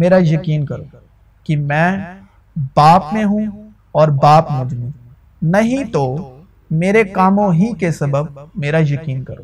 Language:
Urdu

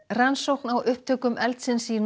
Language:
Icelandic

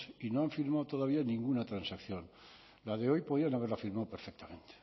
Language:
Spanish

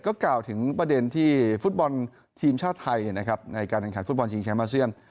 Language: Thai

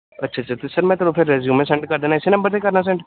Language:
Punjabi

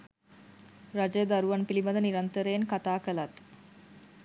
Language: Sinhala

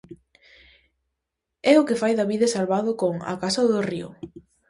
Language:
Galician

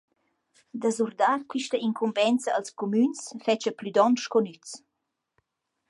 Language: Romansh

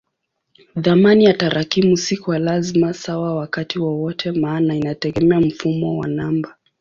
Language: Swahili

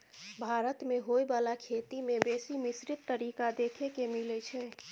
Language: Maithili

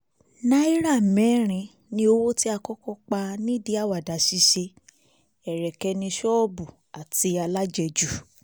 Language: Yoruba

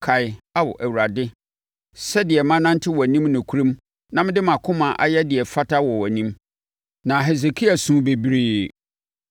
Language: Akan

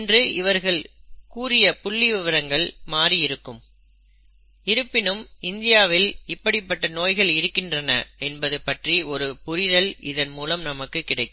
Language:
Tamil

